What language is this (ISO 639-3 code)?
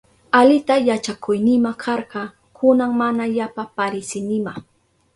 qup